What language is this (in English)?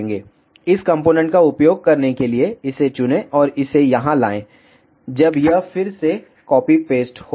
Hindi